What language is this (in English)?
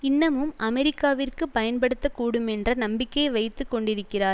Tamil